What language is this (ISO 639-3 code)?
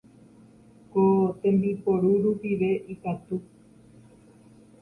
grn